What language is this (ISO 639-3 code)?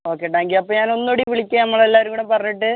mal